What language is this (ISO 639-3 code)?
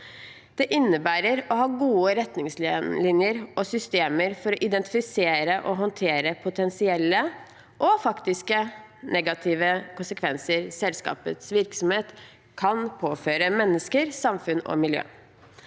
nor